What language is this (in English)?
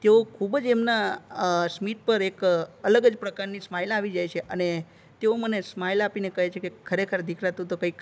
Gujarati